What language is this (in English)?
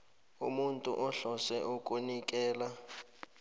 South Ndebele